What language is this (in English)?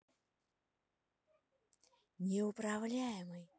Russian